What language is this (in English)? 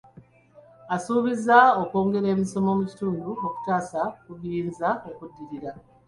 Ganda